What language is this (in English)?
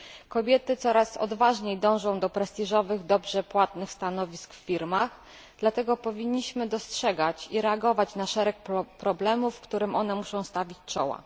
Polish